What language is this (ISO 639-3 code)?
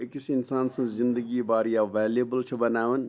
kas